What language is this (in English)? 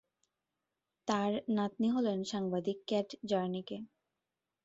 Bangla